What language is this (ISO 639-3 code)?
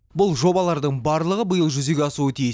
kaz